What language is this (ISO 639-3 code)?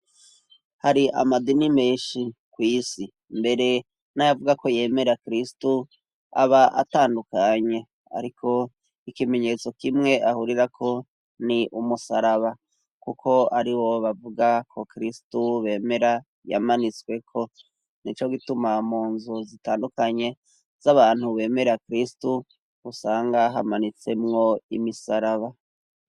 run